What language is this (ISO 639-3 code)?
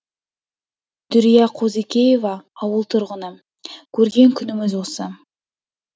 kaz